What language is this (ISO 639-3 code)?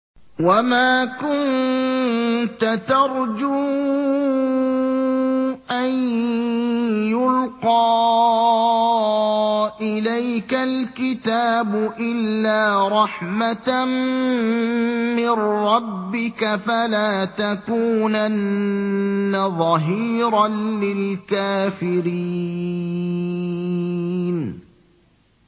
ara